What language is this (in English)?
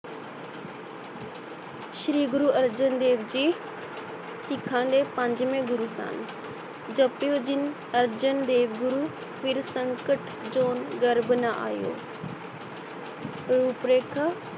Punjabi